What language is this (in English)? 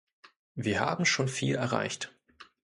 German